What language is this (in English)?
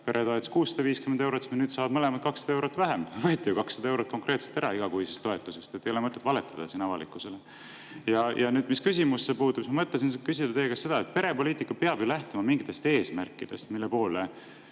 Estonian